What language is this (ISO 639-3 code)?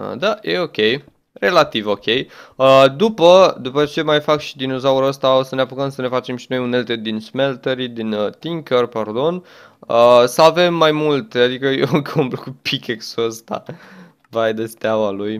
ron